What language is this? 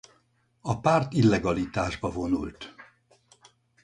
Hungarian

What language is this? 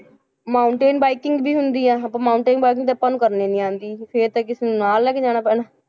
Punjabi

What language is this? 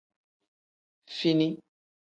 Tem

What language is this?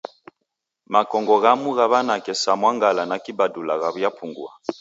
Taita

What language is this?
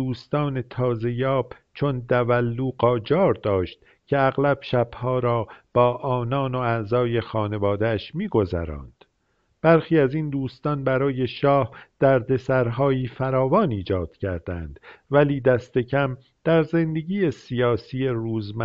Persian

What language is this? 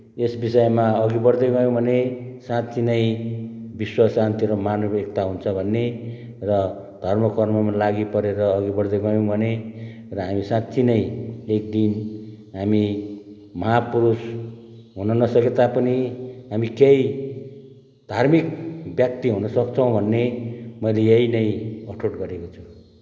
Nepali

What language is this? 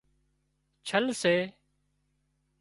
Wadiyara Koli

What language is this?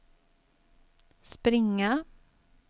Swedish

